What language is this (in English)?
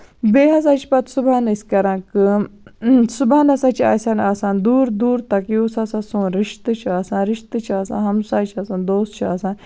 Kashmiri